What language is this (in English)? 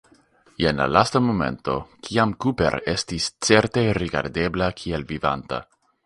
Esperanto